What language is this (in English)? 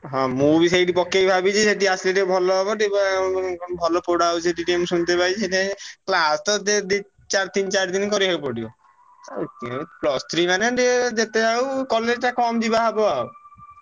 Odia